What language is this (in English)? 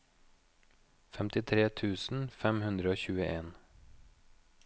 Norwegian